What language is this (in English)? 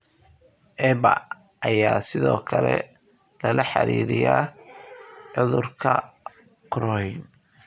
Somali